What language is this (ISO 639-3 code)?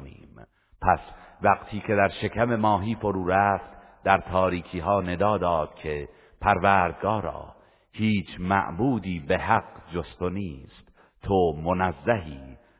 fas